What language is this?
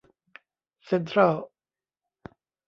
Thai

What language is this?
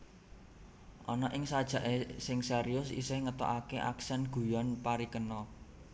Javanese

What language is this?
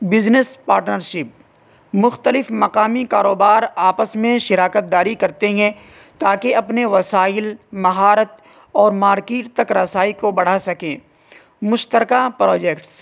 Urdu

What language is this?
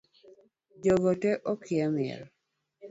Luo (Kenya and Tanzania)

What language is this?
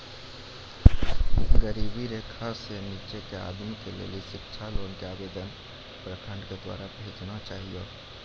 Maithili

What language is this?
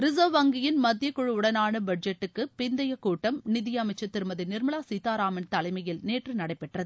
Tamil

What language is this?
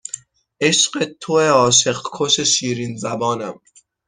Persian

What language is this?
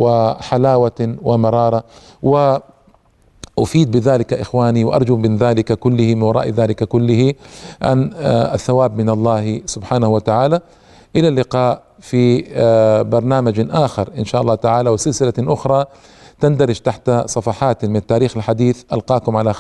Arabic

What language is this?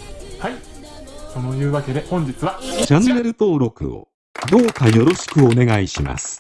Japanese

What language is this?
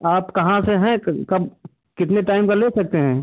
Hindi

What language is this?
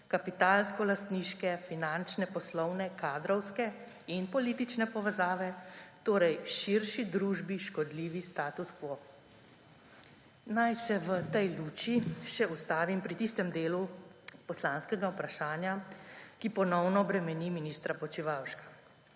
Slovenian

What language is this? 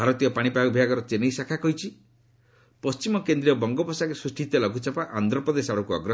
Odia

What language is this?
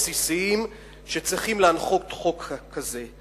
Hebrew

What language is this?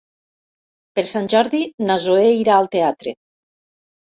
Catalan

